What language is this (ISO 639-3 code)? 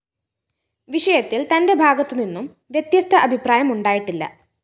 mal